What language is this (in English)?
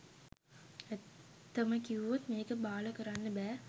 Sinhala